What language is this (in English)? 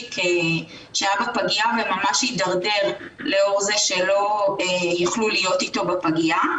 Hebrew